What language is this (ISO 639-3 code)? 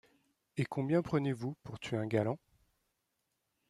fra